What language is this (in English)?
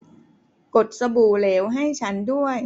Thai